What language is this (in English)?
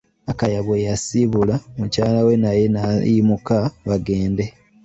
Ganda